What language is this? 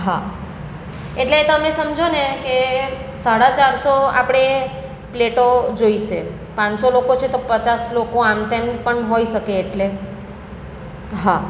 Gujarati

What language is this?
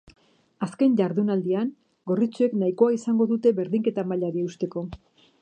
Basque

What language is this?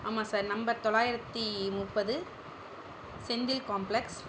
Tamil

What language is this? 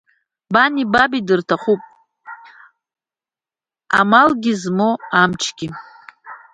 Abkhazian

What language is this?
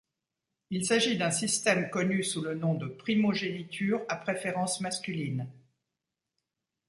French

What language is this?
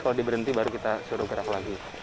Indonesian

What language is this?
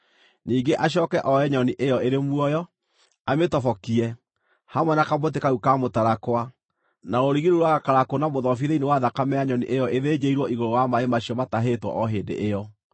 Kikuyu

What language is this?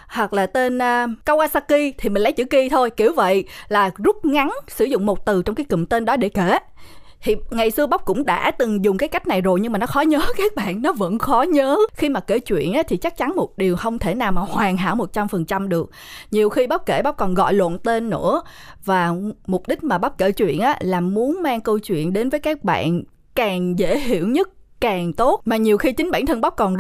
Vietnamese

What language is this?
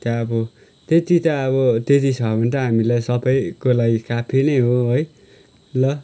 Nepali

